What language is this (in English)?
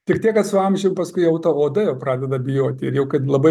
Lithuanian